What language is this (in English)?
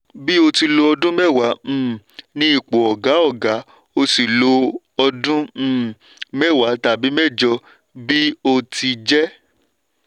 Yoruba